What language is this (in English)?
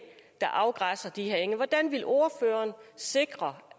Danish